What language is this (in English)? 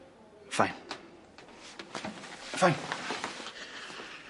Welsh